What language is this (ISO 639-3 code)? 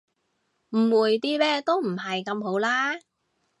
yue